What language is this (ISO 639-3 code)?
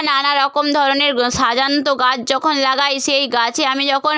ben